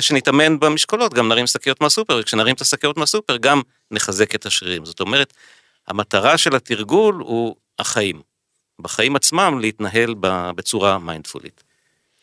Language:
Hebrew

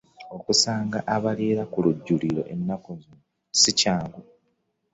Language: Ganda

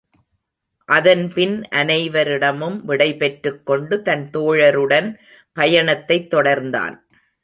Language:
Tamil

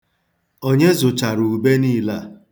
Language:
Igbo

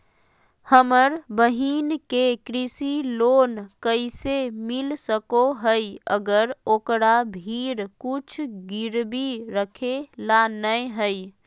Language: Magahi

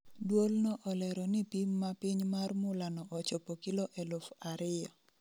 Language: Luo (Kenya and Tanzania)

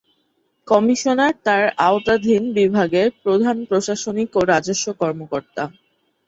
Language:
Bangla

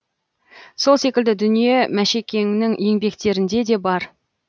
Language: Kazakh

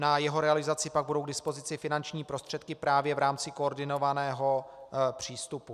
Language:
Czech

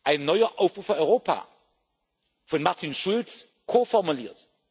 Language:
German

